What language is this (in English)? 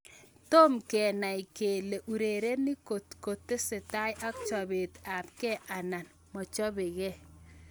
Kalenjin